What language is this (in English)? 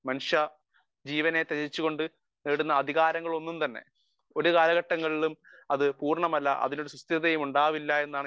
Malayalam